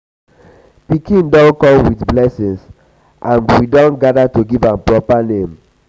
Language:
Nigerian Pidgin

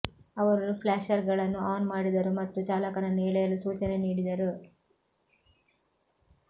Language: Kannada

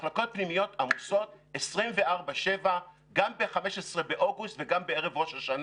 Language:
Hebrew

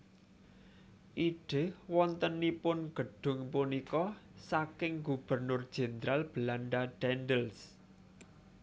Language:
Javanese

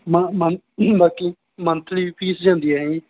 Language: Punjabi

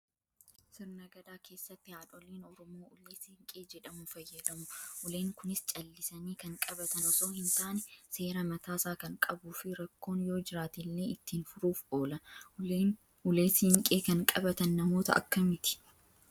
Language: Oromo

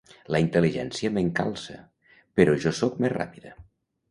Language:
Catalan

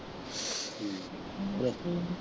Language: Punjabi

